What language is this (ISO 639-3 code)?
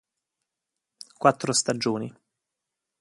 ita